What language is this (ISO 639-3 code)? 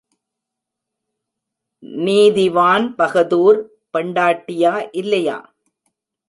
tam